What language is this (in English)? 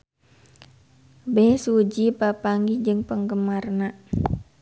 Sundanese